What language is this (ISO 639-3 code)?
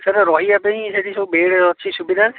ori